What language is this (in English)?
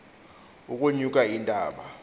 Xhosa